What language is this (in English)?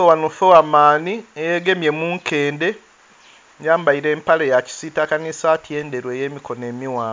Soga